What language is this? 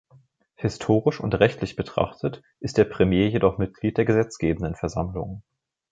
German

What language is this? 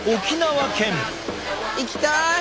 Japanese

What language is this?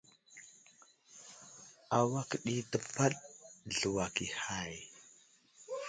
Wuzlam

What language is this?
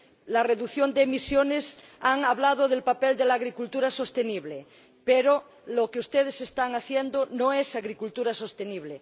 Spanish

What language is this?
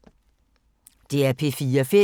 Danish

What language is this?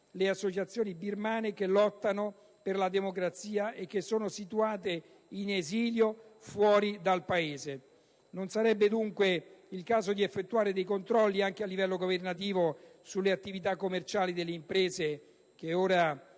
Italian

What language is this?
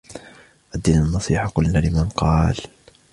Arabic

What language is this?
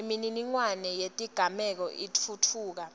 Swati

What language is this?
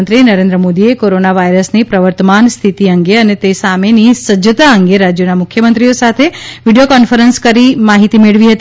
Gujarati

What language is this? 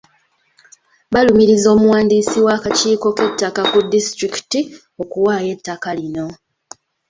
Ganda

